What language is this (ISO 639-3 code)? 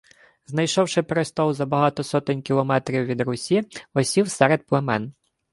ukr